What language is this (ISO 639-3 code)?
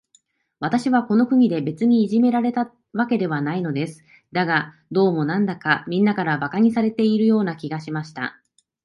jpn